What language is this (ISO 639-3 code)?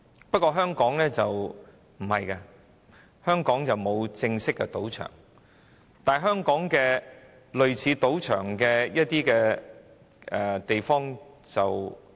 yue